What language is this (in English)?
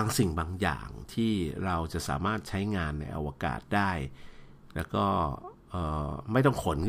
Thai